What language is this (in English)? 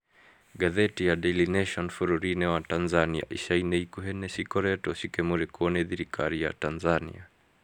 Kikuyu